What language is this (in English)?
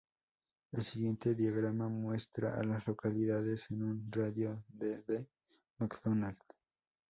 Spanish